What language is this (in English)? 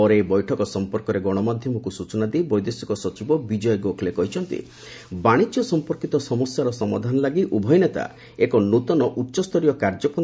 Odia